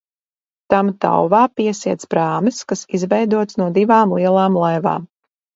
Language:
Latvian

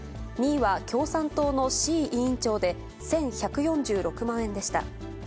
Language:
Japanese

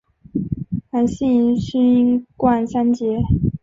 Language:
Chinese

